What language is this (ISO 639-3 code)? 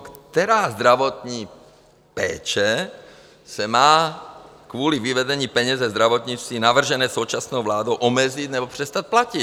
ces